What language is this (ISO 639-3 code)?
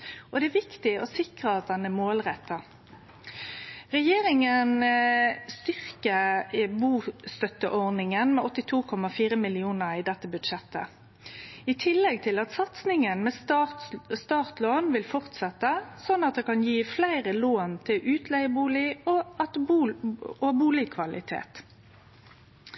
nno